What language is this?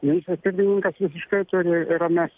Lithuanian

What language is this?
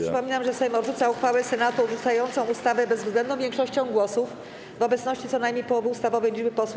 Polish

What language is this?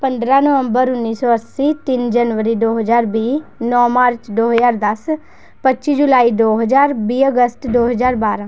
Punjabi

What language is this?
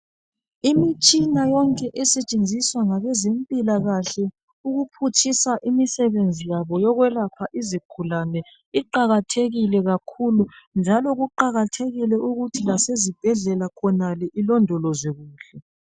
North Ndebele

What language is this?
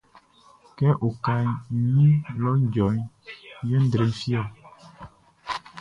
Baoulé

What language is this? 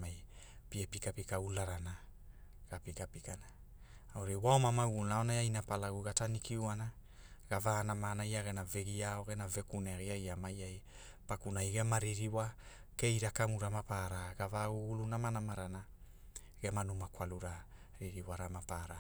Hula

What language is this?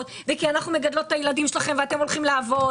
Hebrew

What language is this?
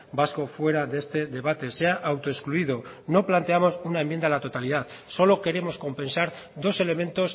Spanish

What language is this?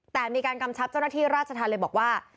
Thai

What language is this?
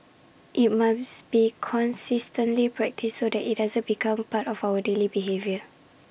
English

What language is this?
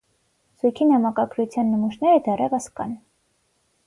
Armenian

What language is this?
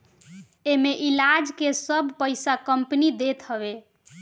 Bhojpuri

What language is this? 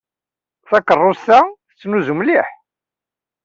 Kabyle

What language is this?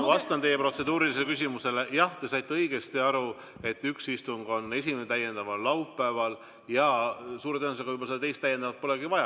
Estonian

